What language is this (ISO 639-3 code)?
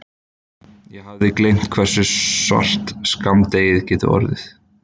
isl